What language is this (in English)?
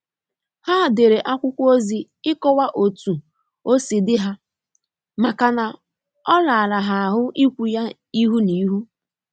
Igbo